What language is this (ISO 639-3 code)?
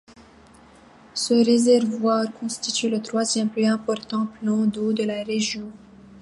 fra